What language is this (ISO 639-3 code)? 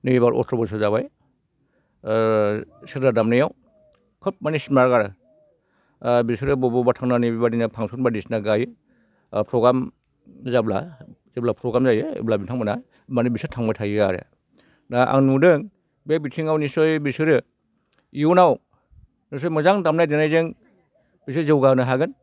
brx